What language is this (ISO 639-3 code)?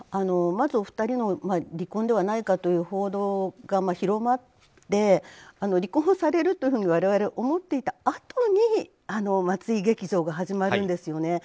jpn